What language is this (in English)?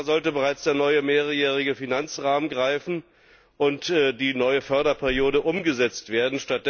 German